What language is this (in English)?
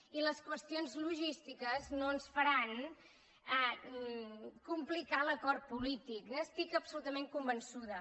Catalan